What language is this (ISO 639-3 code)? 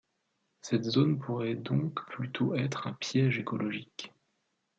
fra